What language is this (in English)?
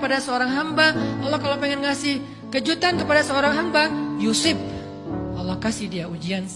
Indonesian